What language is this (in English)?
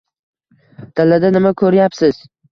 Uzbek